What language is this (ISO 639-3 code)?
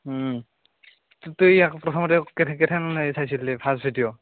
asm